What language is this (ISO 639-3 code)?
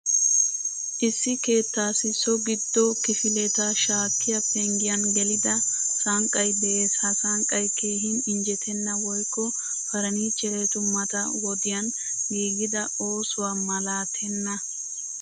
wal